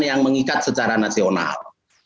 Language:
Indonesian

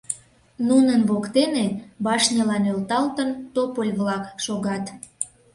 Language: Mari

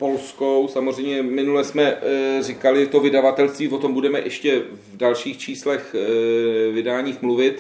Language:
Czech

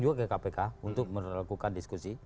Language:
Indonesian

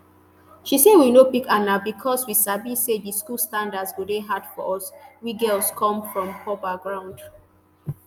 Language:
Nigerian Pidgin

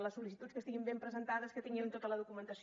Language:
Catalan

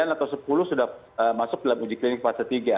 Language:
Indonesian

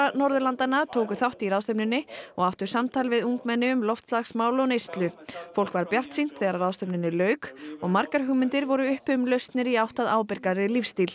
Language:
Icelandic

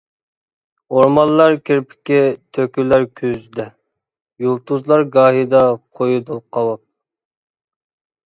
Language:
Uyghur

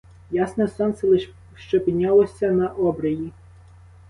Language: Ukrainian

